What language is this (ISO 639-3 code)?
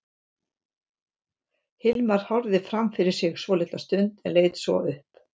isl